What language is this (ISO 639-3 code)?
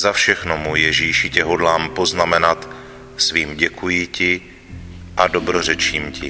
ces